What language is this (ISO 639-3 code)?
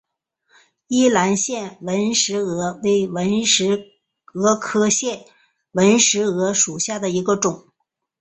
zho